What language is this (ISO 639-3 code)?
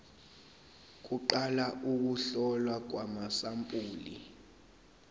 zul